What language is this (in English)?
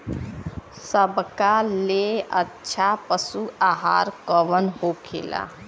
Bhojpuri